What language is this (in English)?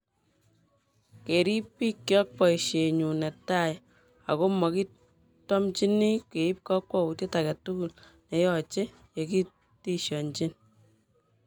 Kalenjin